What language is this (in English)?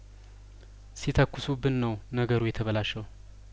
Amharic